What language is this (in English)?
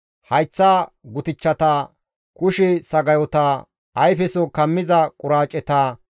Gamo